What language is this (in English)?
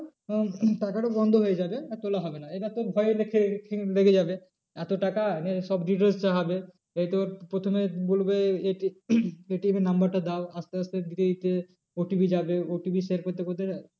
Bangla